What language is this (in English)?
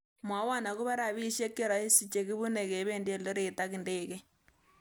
Kalenjin